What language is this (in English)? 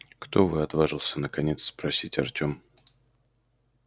Russian